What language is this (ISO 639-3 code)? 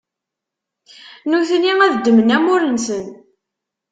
kab